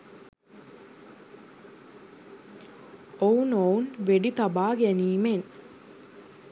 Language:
Sinhala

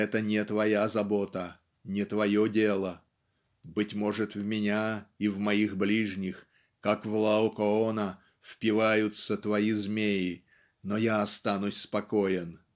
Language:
Russian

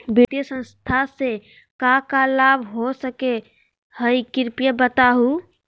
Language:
Magahi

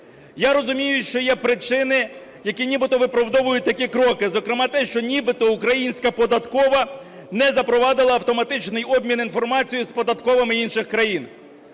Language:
Ukrainian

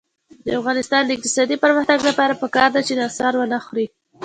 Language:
Pashto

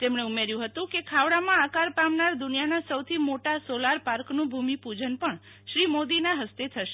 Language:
Gujarati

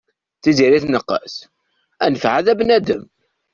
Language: Kabyle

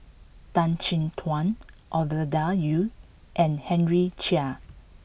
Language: English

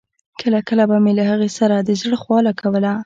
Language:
Pashto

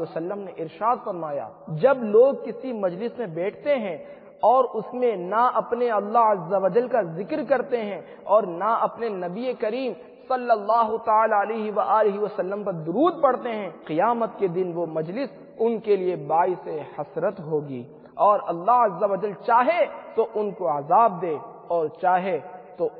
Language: Arabic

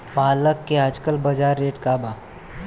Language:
Bhojpuri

